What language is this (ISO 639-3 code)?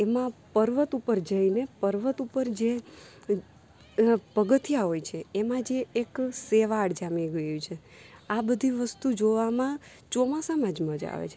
guj